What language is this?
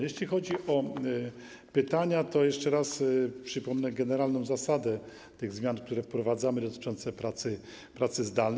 Polish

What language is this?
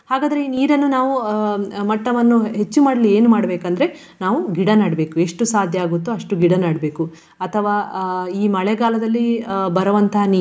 Kannada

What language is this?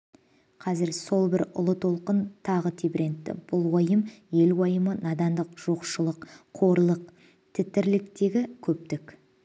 Kazakh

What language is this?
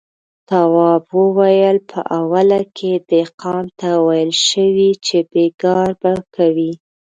Pashto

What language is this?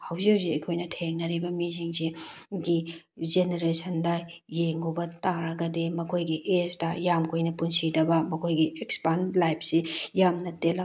Manipuri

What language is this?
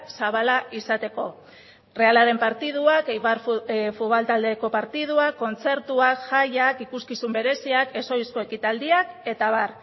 Basque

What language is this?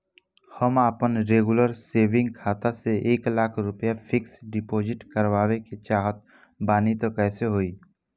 Bhojpuri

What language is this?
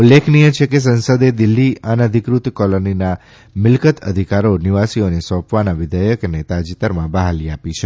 Gujarati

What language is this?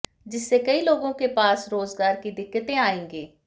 Hindi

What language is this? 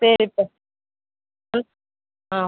Tamil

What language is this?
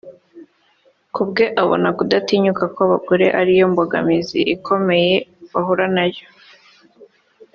Kinyarwanda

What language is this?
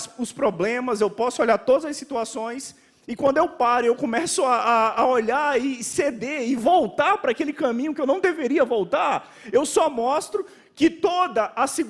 Portuguese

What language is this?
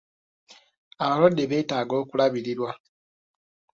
Ganda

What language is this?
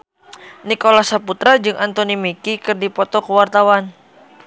Sundanese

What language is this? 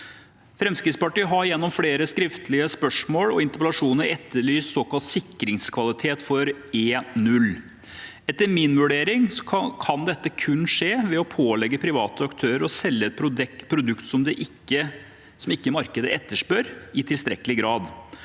Norwegian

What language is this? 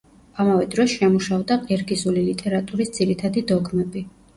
Georgian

